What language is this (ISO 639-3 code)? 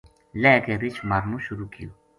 gju